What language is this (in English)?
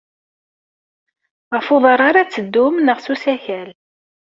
Kabyle